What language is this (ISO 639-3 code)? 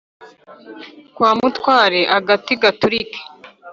kin